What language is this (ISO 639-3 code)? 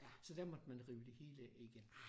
dan